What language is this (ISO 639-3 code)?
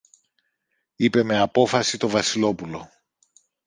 ell